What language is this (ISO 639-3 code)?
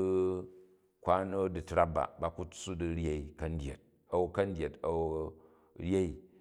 kaj